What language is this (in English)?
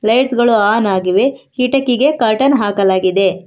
Kannada